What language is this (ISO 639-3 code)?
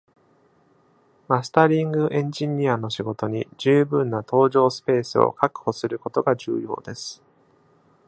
jpn